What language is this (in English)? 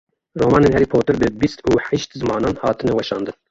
Kurdish